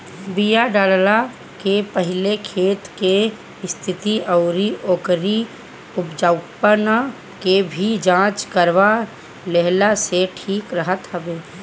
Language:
Bhojpuri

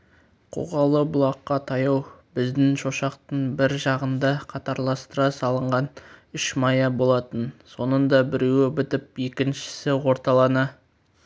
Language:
Kazakh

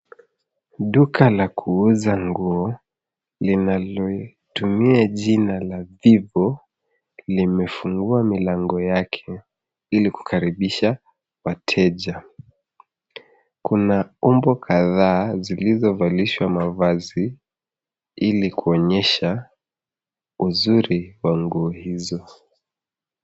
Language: Swahili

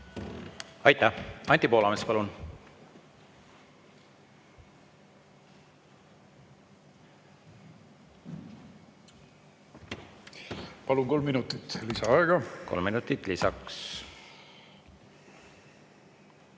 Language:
Estonian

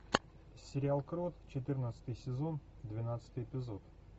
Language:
Russian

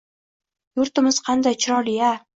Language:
Uzbek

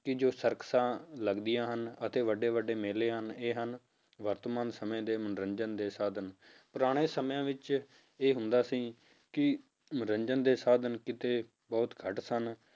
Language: Punjabi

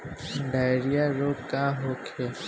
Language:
Bhojpuri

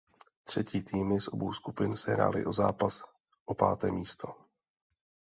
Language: Czech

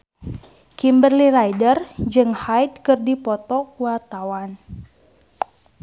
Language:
Sundanese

